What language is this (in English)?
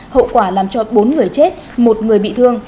Vietnamese